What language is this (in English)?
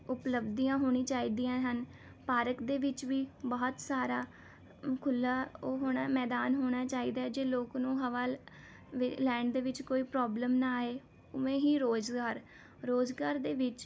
Punjabi